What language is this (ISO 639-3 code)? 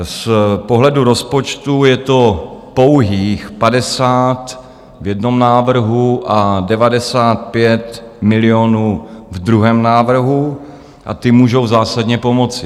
ces